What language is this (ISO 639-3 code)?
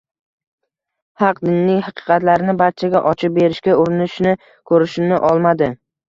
uzb